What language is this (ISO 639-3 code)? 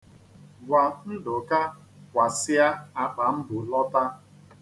ibo